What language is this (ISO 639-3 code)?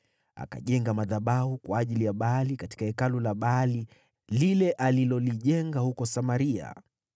swa